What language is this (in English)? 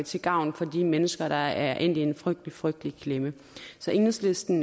Danish